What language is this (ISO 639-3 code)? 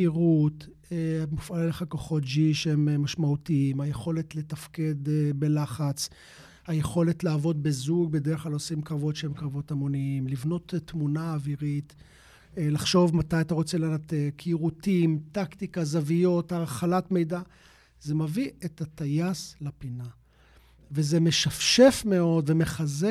heb